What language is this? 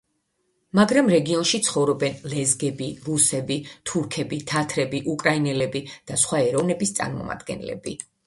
Georgian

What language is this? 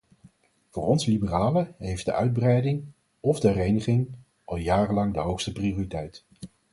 Dutch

